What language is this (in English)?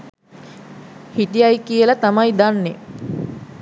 Sinhala